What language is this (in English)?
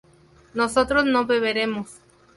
Spanish